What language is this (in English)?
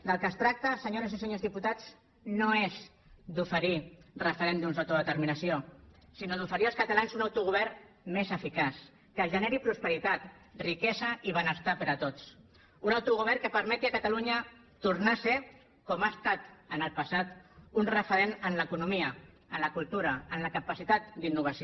Catalan